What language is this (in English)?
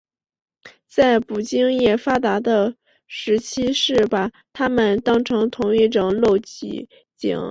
Chinese